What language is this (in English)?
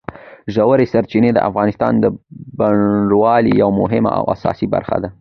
Pashto